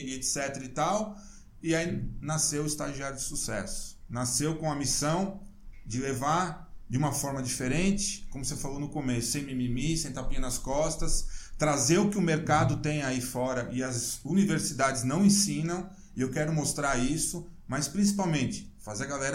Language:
Portuguese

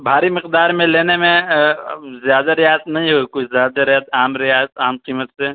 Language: Urdu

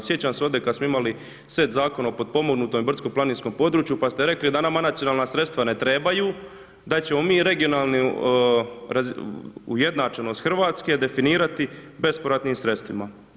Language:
Croatian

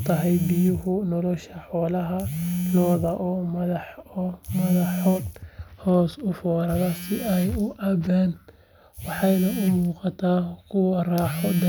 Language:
Somali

